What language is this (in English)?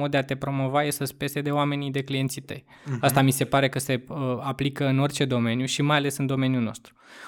Romanian